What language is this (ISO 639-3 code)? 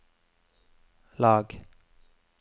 nor